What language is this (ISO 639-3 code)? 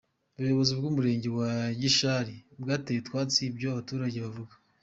kin